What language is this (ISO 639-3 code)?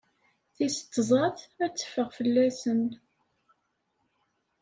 kab